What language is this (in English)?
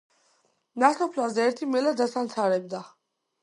Georgian